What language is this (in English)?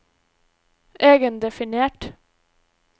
Norwegian